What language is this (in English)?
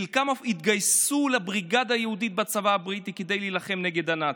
Hebrew